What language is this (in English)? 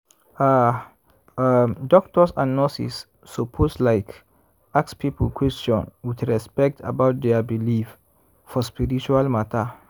Nigerian Pidgin